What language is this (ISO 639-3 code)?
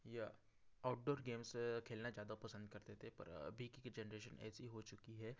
hin